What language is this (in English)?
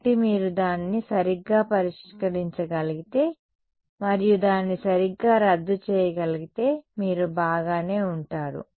Telugu